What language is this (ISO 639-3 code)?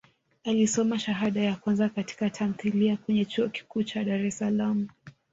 swa